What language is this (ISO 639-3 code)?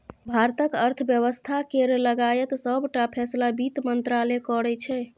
mai